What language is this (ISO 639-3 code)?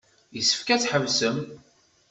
kab